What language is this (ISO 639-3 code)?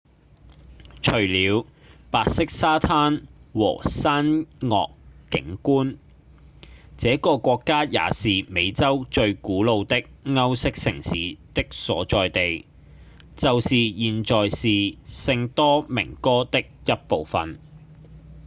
yue